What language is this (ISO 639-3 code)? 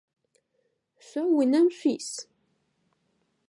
ady